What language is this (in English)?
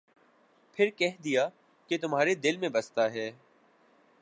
Urdu